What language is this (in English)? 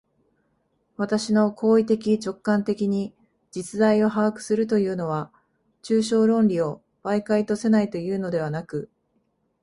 Japanese